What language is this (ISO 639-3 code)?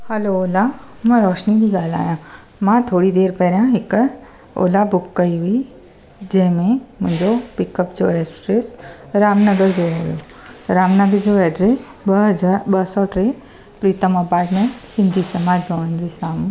snd